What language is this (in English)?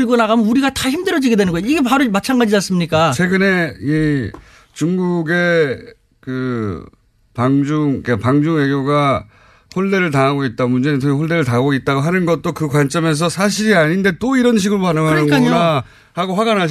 Korean